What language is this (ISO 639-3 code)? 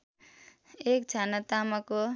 nep